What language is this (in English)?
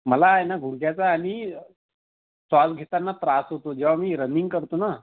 Marathi